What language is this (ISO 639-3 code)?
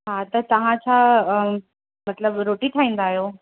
snd